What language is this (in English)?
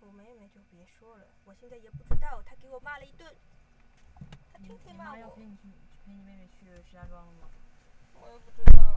Chinese